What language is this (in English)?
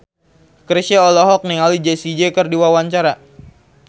Sundanese